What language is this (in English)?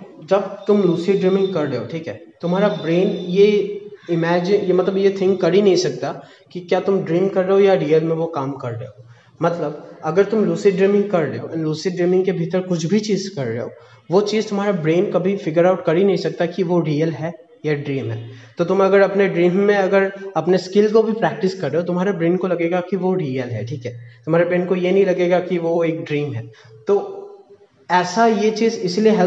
Hindi